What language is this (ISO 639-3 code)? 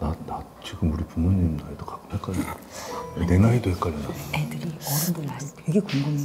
kor